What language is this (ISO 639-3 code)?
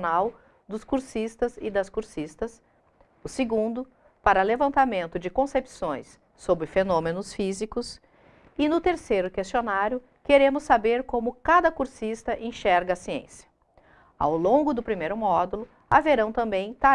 por